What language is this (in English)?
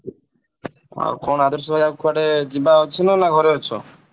Odia